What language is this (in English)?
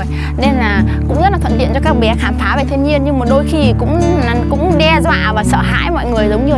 Vietnamese